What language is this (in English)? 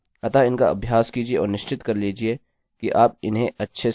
Hindi